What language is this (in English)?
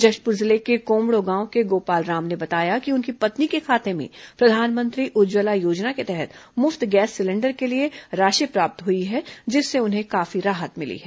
Hindi